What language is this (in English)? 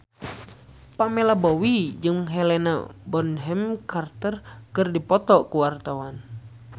Sundanese